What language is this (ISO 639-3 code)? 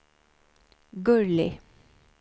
swe